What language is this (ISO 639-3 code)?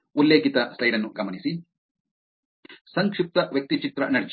kan